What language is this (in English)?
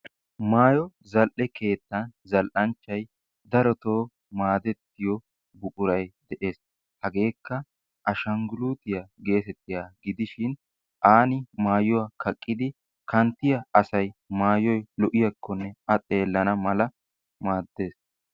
Wolaytta